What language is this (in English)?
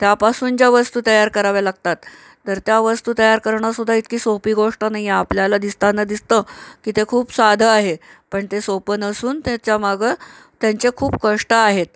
Marathi